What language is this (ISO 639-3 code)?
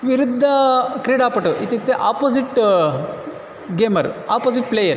san